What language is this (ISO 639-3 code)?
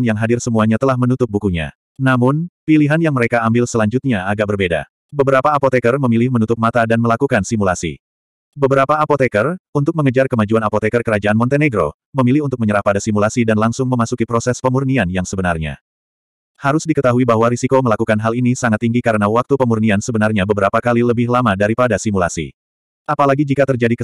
ind